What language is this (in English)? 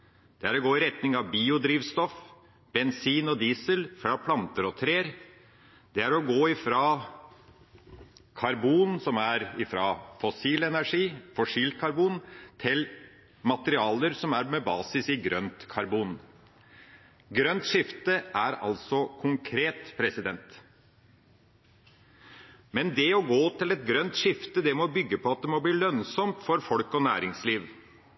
Norwegian Bokmål